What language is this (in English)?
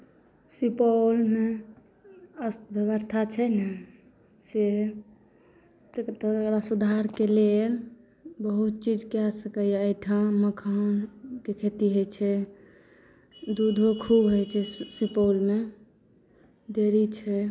Maithili